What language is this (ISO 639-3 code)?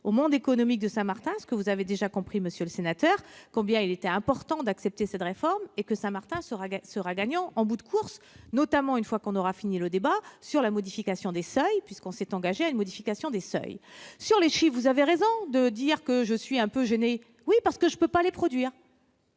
fra